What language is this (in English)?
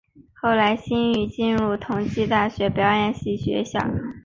Chinese